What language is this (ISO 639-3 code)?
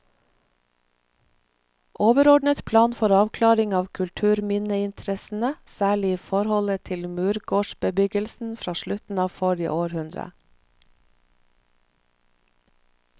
nor